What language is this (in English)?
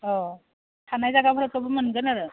Bodo